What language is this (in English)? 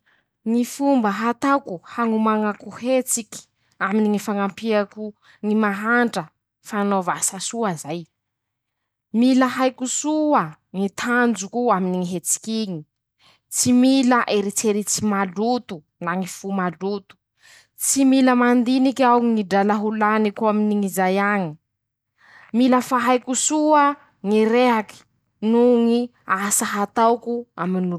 Masikoro Malagasy